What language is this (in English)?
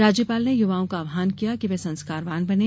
Hindi